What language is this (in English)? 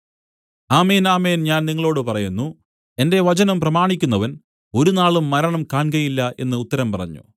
Malayalam